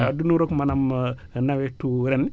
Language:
Wolof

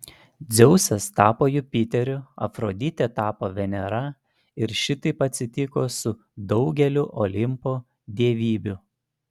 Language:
Lithuanian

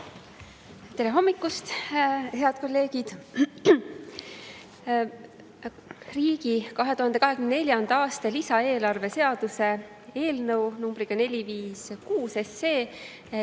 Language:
Estonian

